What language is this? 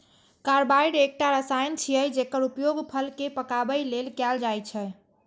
Maithili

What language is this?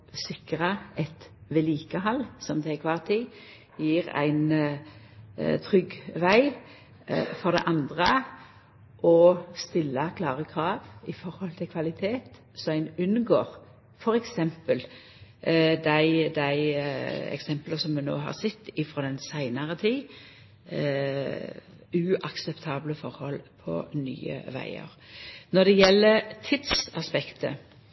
Norwegian Nynorsk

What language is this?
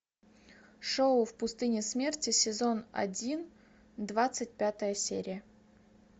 Russian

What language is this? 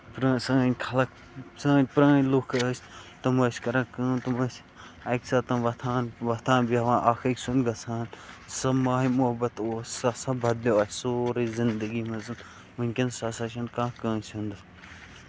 Kashmiri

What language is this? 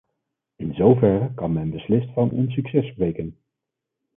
Dutch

